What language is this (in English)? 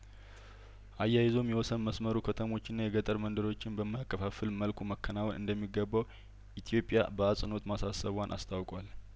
Amharic